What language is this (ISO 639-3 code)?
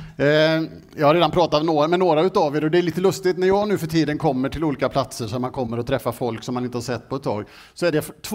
swe